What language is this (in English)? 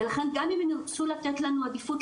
Hebrew